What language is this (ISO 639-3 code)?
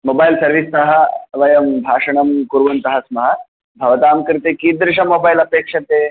san